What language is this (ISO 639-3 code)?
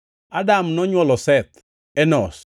luo